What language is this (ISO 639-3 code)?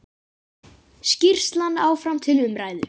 isl